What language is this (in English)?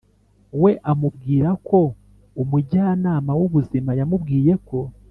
Kinyarwanda